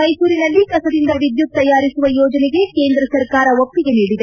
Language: Kannada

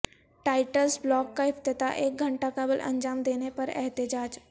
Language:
Urdu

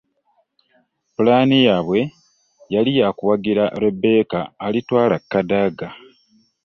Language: Ganda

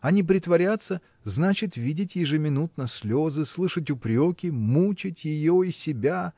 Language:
Russian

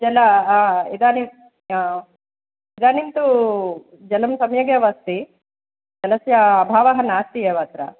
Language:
Sanskrit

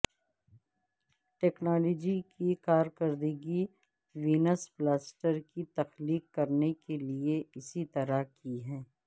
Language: Urdu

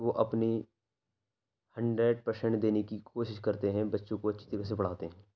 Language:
Urdu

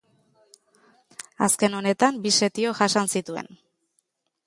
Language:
Basque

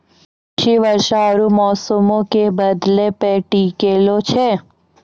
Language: Maithili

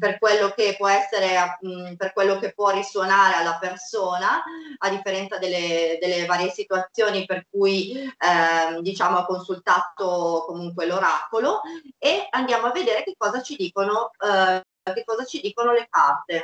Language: Italian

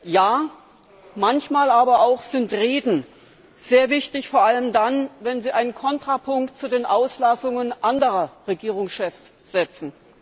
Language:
German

